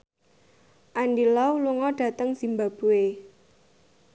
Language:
Javanese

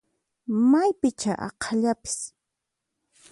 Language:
Puno Quechua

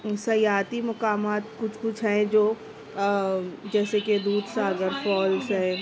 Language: Urdu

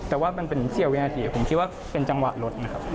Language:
Thai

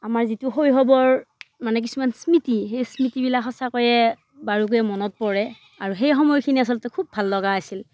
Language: Assamese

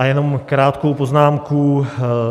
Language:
Czech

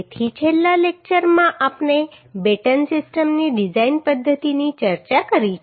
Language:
Gujarati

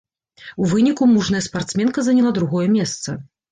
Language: Belarusian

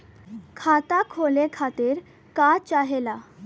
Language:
Bhojpuri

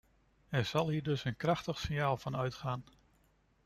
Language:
Dutch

